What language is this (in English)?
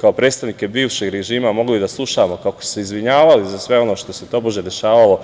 Serbian